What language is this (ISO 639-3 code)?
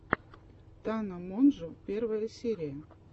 rus